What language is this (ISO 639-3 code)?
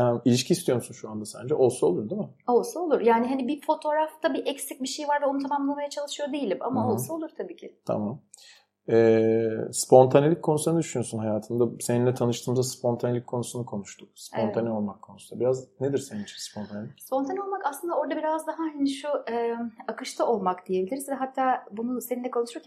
tur